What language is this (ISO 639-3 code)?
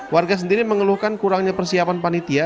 ind